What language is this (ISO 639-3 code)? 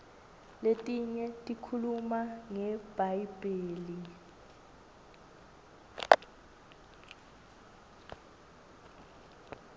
ssw